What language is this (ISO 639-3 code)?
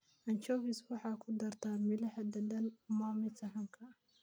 som